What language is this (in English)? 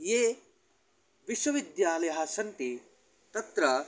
Sanskrit